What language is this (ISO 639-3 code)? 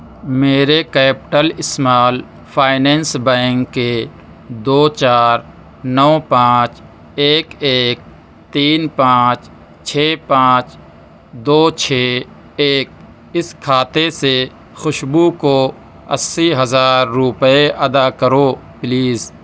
urd